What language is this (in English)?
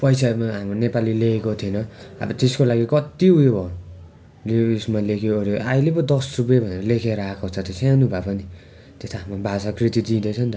Nepali